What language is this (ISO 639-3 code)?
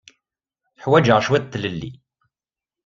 kab